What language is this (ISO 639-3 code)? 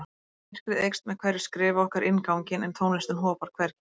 isl